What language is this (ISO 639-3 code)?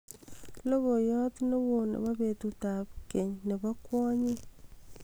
kln